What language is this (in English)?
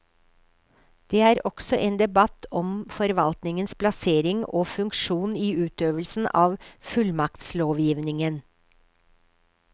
Norwegian